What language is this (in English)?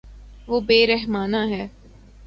Urdu